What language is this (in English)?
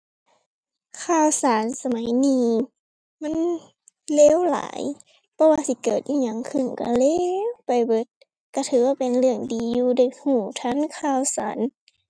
Thai